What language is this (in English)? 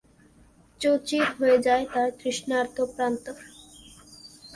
Bangla